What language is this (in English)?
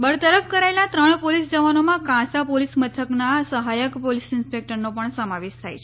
Gujarati